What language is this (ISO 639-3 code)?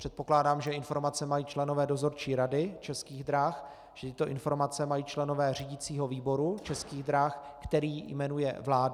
ces